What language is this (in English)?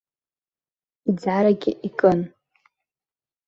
Abkhazian